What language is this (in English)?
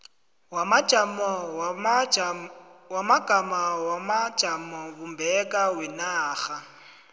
South Ndebele